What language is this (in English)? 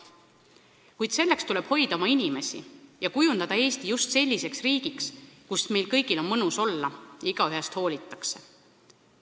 Estonian